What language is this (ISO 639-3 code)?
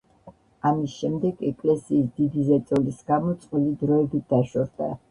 kat